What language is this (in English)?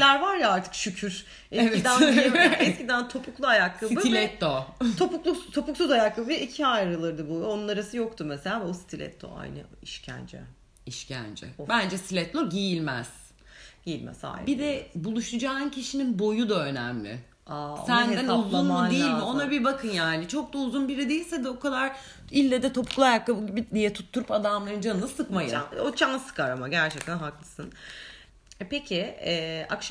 Turkish